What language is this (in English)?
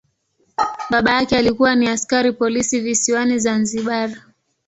Swahili